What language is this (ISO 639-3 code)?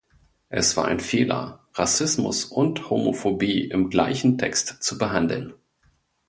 deu